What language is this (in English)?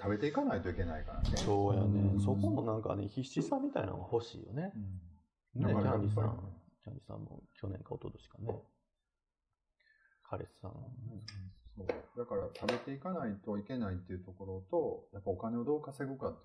Japanese